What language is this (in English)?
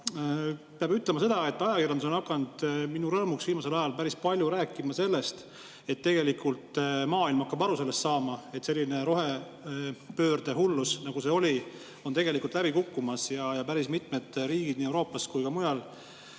Estonian